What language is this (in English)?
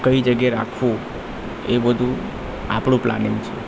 Gujarati